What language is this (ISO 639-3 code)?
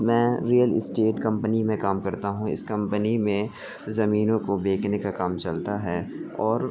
urd